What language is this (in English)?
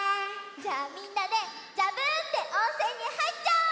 Japanese